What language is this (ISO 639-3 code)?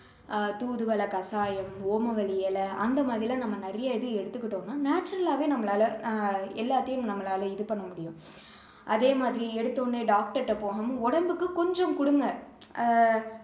tam